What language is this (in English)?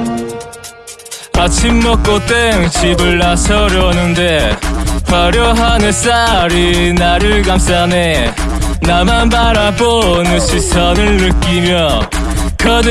Korean